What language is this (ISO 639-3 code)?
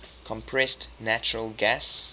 eng